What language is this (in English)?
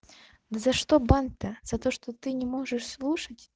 Russian